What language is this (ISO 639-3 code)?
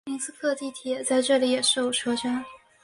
zho